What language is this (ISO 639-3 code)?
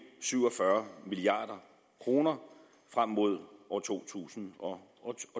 dan